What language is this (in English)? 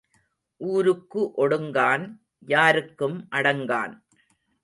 Tamil